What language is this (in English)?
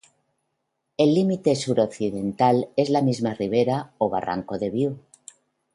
Spanish